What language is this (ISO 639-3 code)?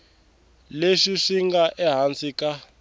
tso